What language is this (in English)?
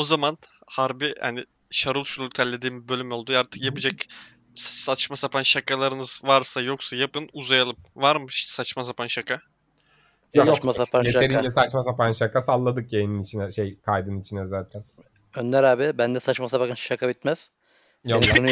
Turkish